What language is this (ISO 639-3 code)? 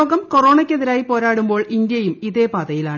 mal